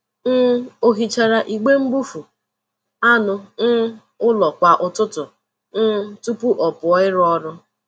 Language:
Igbo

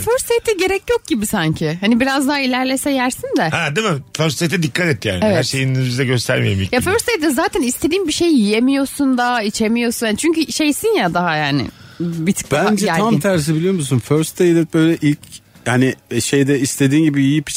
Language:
Turkish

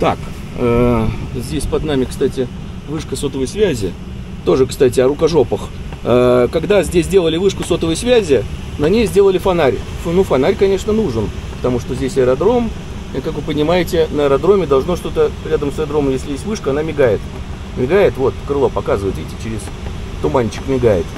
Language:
Russian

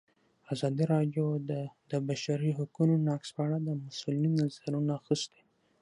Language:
Pashto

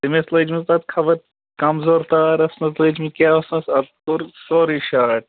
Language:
Kashmiri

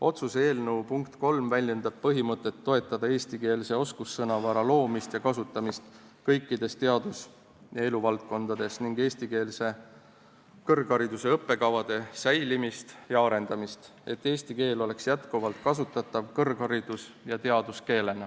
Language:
Estonian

